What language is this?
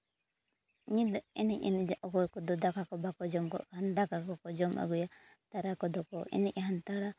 Santali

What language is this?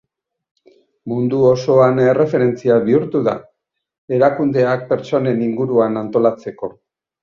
Basque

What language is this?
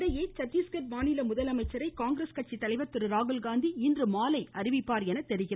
Tamil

